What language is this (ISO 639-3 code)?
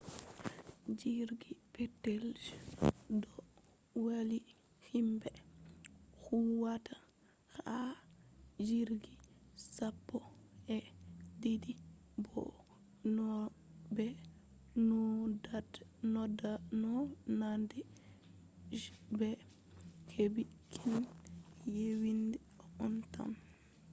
ful